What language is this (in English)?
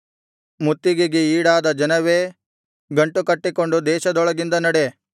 Kannada